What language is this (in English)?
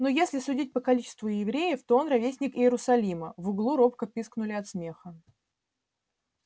Russian